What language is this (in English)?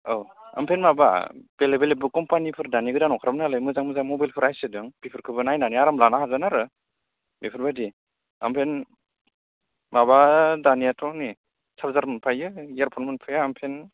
Bodo